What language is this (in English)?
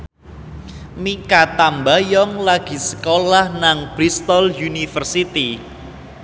Javanese